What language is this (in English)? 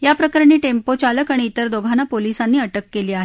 Marathi